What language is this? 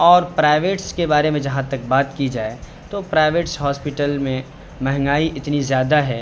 Urdu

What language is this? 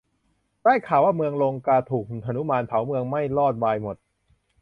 Thai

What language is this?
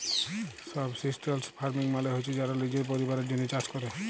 Bangla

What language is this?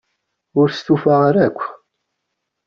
Kabyle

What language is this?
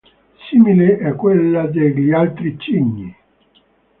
Italian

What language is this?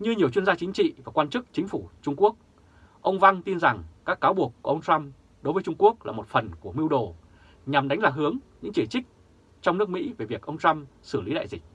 Vietnamese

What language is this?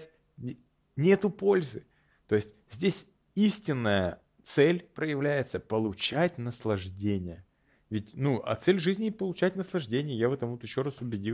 Russian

